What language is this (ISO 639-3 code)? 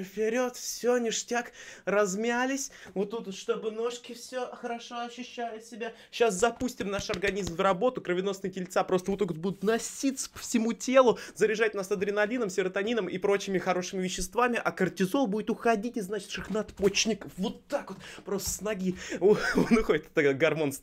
rus